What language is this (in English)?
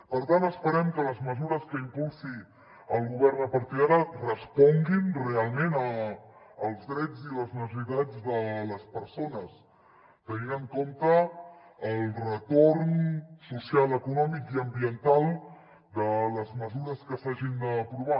Catalan